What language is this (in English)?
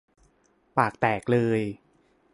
Thai